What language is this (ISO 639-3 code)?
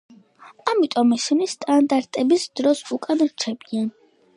kat